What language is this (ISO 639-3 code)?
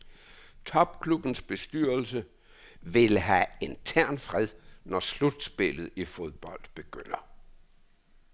dan